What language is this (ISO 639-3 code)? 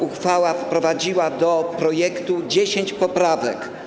pol